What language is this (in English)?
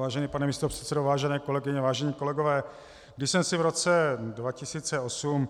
Czech